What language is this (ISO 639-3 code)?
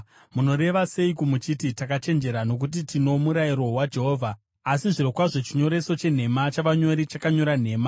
sna